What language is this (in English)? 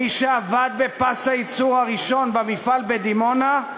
Hebrew